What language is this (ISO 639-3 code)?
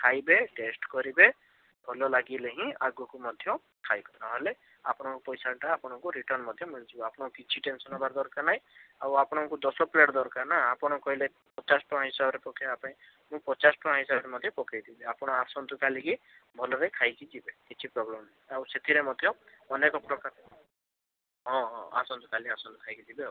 ori